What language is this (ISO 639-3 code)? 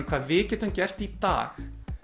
isl